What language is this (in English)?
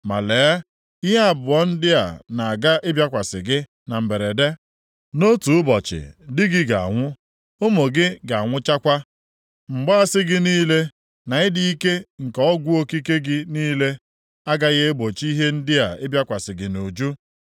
Igbo